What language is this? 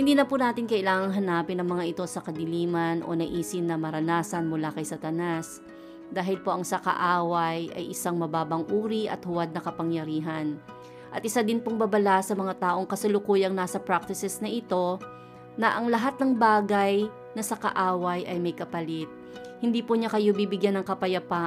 Filipino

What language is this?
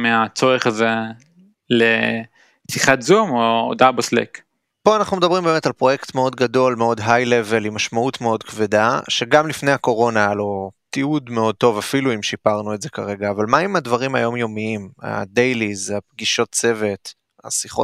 Hebrew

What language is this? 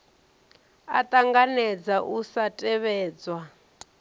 Venda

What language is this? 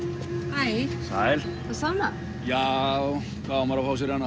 Icelandic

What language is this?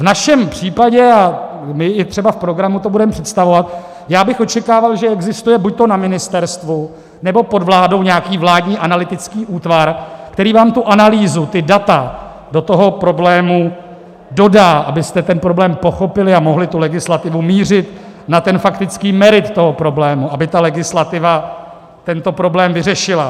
Czech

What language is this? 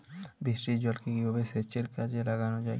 Bangla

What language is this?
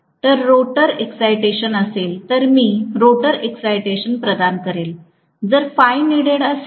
Marathi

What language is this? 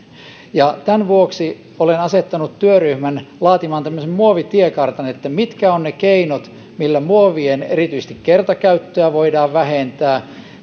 Finnish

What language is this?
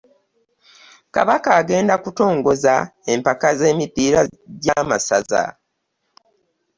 Ganda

